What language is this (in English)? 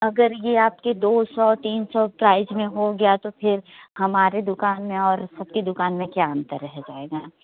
Hindi